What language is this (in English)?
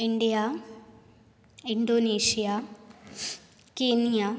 Konkani